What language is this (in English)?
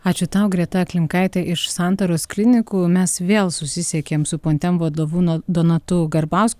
Lithuanian